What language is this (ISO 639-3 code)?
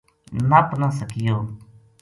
gju